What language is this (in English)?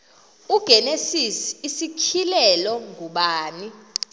Xhosa